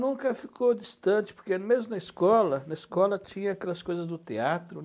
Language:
Portuguese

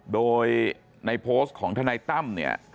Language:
Thai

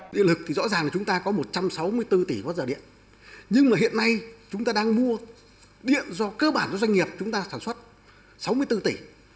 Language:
Vietnamese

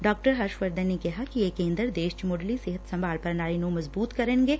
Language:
Punjabi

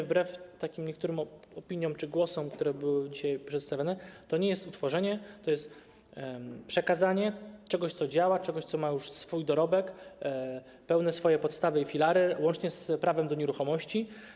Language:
Polish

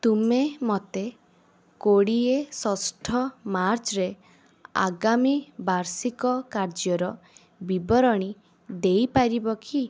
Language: Odia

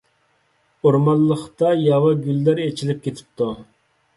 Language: Uyghur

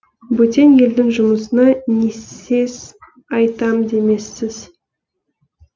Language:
Kazakh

